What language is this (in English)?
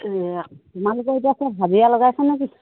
Assamese